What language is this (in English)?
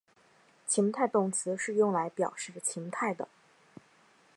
Chinese